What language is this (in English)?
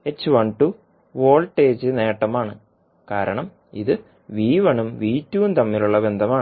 Malayalam